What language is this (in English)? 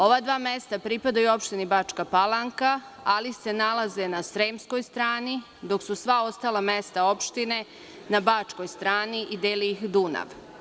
Serbian